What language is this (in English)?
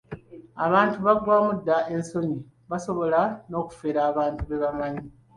Ganda